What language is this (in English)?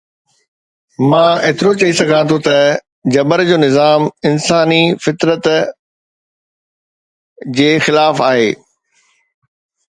Sindhi